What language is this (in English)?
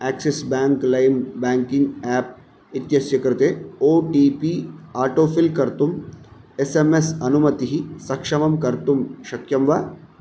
Sanskrit